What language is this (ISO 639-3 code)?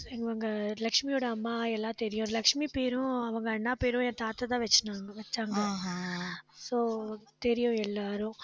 tam